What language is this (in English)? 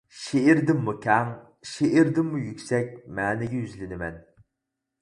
Uyghur